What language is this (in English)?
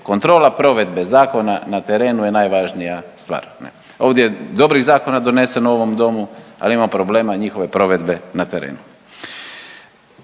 Croatian